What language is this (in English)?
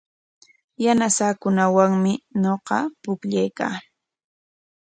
Corongo Ancash Quechua